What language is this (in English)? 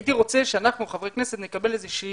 Hebrew